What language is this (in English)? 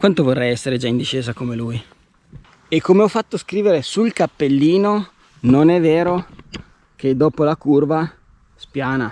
Italian